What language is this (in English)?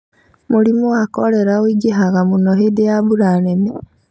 Kikuyu